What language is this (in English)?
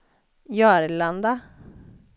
Swedish